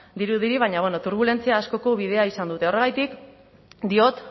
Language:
Basque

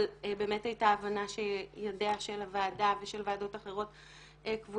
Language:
Hebrew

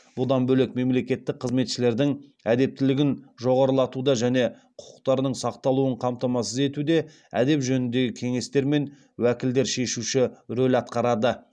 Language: Kazakh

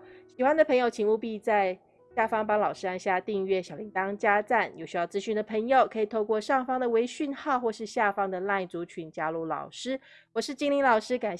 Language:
Chinese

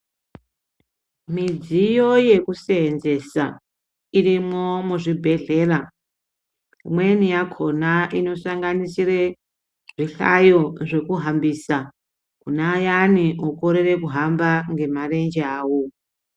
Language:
Ndau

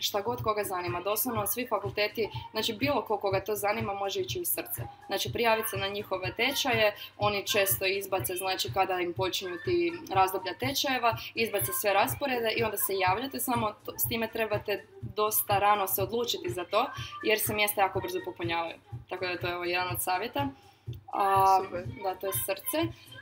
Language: Croatian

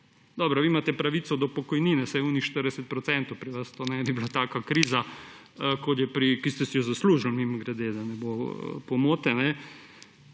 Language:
Slovenian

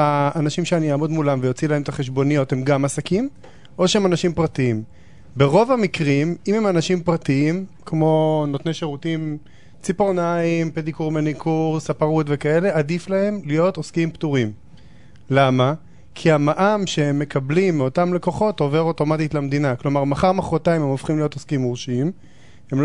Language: Hebrew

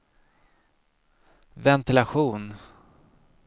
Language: Swedish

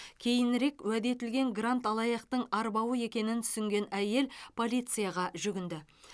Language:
Kazakh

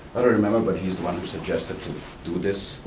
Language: English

